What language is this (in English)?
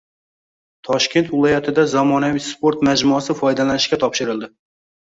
Uzbek